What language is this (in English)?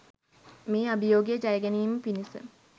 Sinhala